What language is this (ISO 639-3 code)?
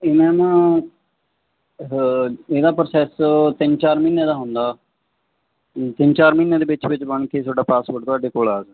pan